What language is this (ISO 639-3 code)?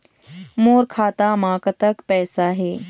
hne